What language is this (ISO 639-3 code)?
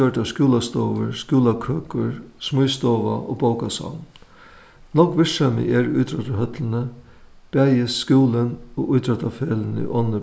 fao